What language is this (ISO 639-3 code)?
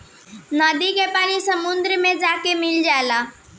bho